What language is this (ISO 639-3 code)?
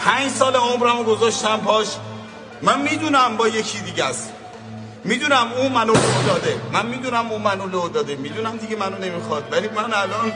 fas